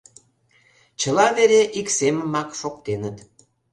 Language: Mari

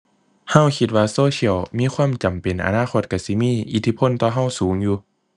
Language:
Thai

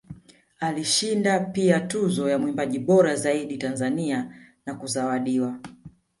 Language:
Swahili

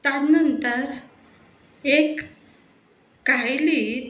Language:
Konkani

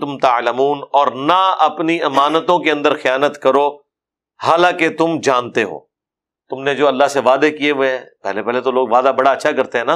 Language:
Urdu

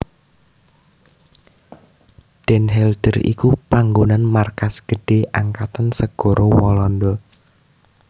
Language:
Javanese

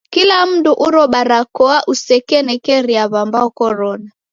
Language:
Taita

